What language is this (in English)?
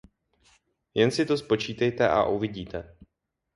Czech